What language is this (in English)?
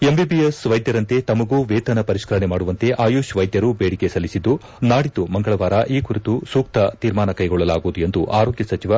Kannada